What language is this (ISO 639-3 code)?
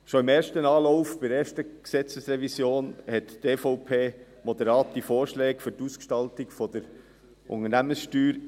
gsw